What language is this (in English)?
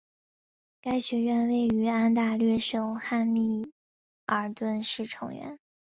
Chinese